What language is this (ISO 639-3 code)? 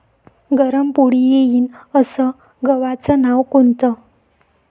mar